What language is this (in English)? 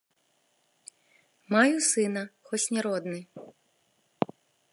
Belarusian